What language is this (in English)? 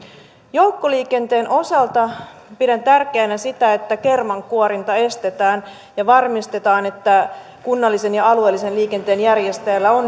Finnish